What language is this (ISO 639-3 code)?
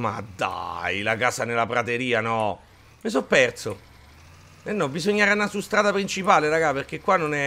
ita